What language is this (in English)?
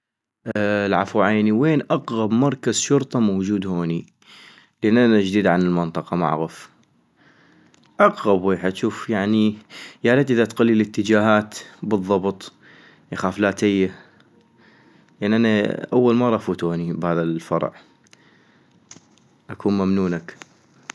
North Mesopotamian Arabic